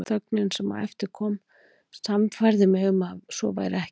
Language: Icelandic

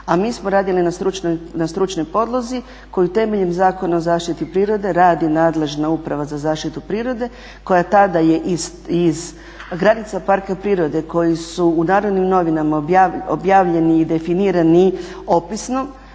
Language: Croatian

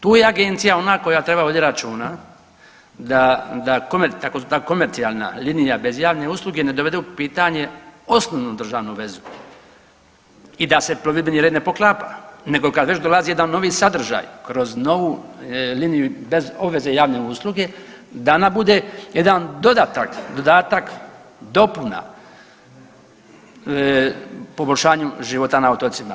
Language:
Croatian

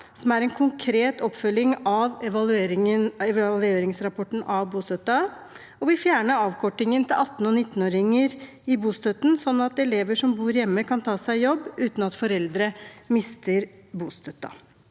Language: Norwegian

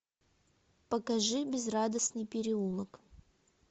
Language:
Russian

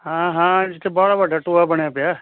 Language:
Punjabi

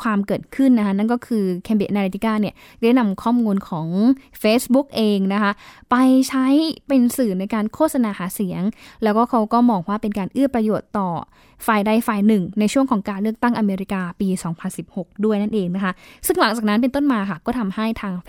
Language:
Thai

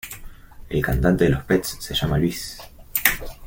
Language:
Spanish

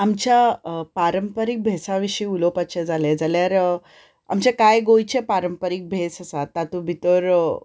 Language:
Konkani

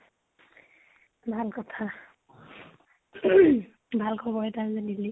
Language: Assamese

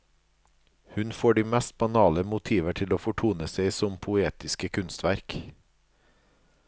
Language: Norwegian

